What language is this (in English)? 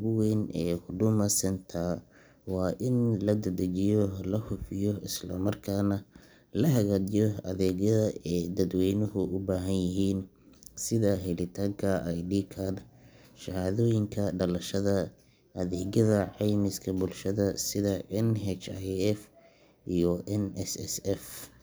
Somali